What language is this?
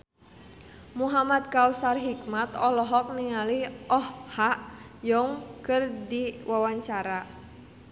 Sundanese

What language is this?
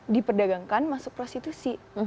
Indonesian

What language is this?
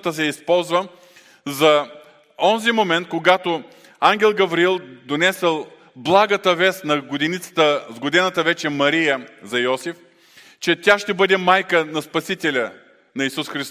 Bulgarian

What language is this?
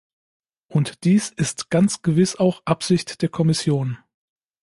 German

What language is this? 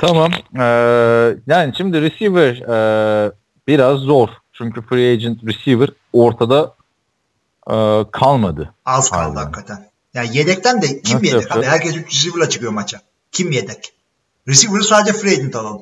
Turkish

